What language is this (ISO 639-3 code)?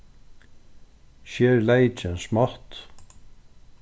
fao